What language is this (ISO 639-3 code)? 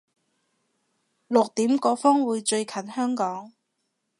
yue